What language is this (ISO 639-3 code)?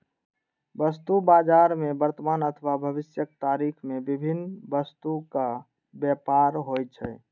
mai